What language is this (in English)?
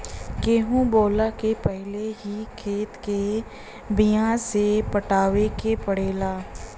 Bhojpuri